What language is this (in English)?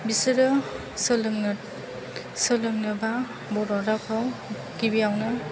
Bodo